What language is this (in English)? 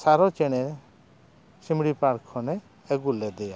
Santali